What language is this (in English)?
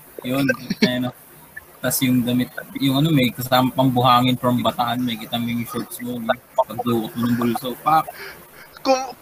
Filipino